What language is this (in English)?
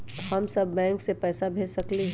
Magahi